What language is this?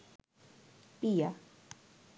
Bangla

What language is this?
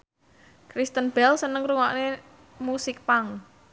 Javanese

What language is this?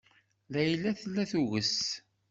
Kabyle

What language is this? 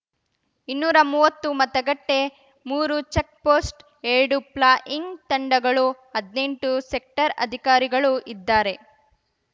Kannada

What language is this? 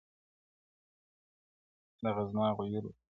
Pashto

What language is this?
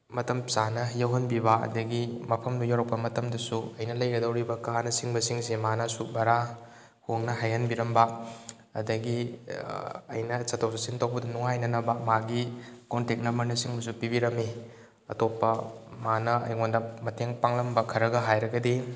Manipuri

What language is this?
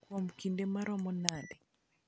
Luo (Kenya and Tanzania)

